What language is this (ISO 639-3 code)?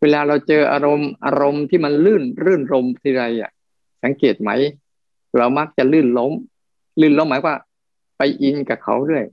tha